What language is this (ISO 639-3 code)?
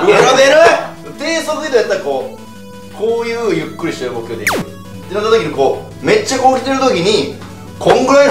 jpn